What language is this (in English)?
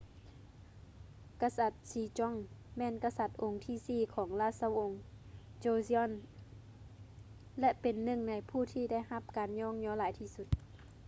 Lao